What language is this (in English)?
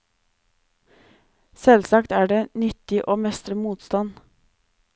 Norwegian